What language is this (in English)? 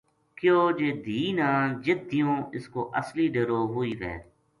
Gujari